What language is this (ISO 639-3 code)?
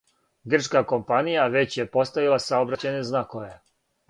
srp